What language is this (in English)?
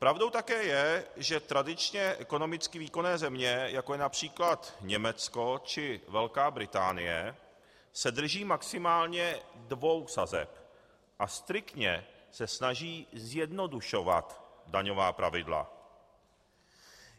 Czech